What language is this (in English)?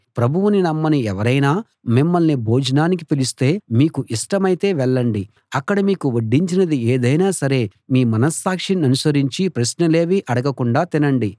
Telugu